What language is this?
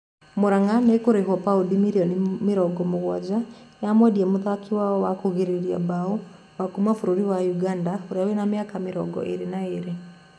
Kikuyu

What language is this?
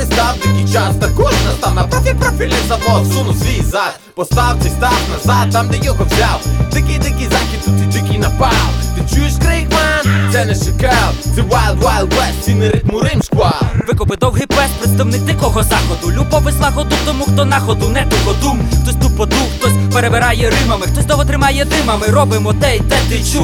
Ukrainian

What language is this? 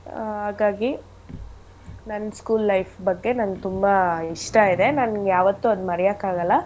Kannada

